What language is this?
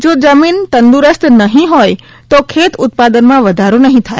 Gujarati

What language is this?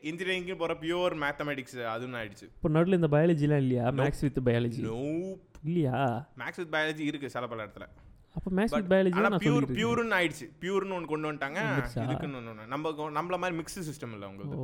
Tamil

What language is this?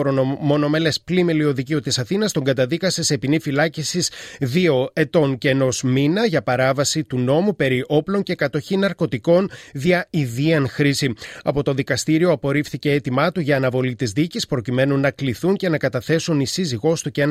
Greek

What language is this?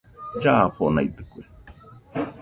Nüpode Huitoto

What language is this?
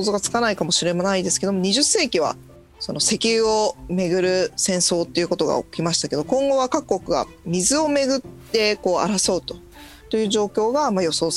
Japanese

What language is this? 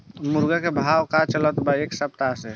Bhojpuri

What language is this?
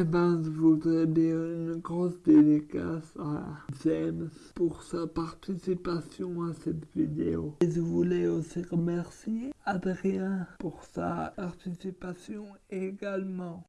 French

